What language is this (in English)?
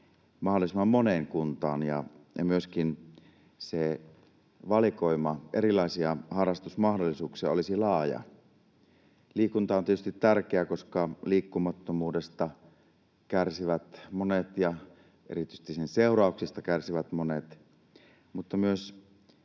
Finnish